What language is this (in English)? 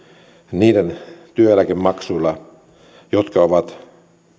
Finnish